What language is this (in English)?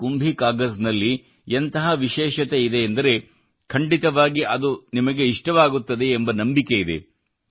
Kannada